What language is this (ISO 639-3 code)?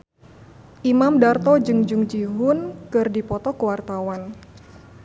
sun